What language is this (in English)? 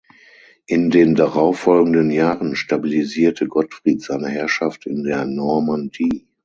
German